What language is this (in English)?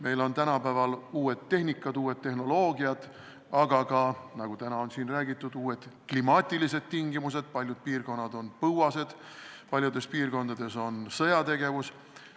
Estonian